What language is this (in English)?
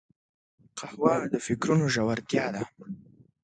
Pashto